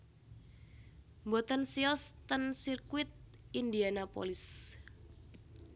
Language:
Javanese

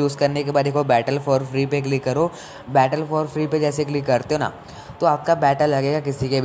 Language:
Hindi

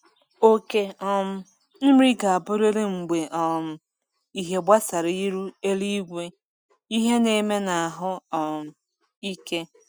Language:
Igbo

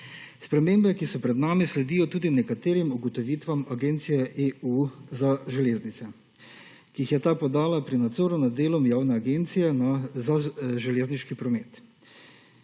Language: Slovenian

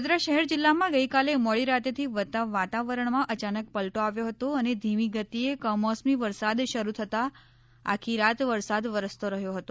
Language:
Gujarati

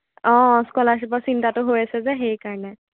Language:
Assamese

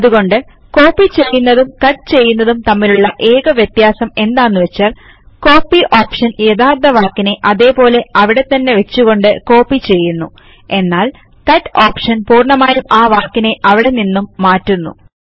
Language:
Malayalam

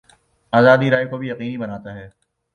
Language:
Urdu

